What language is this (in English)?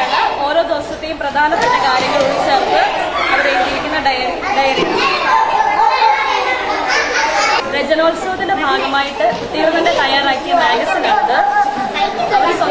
Malayalam